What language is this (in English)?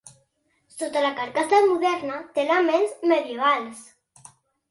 Catalan